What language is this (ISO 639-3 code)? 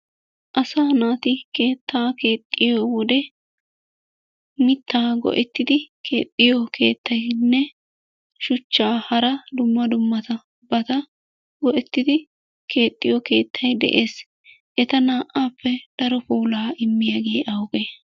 wal